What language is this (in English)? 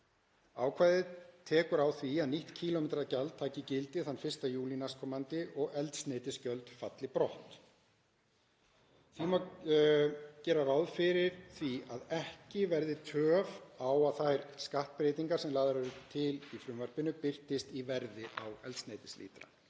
Icelandic